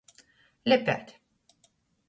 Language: Latgalian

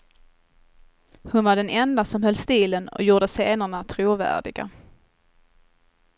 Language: Swedish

